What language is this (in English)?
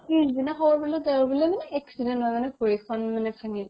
Assamese